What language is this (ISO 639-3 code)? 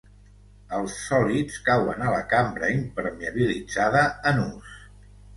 cat